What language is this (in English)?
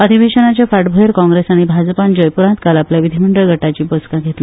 Konkani